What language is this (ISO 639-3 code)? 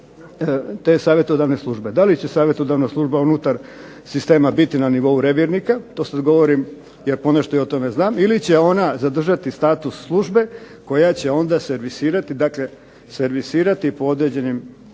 hrv